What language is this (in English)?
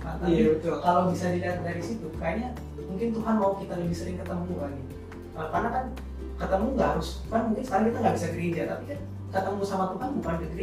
Indonesian